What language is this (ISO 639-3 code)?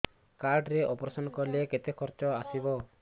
ori